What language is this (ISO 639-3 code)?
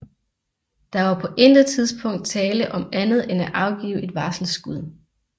dan